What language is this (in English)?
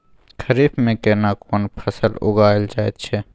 Maithili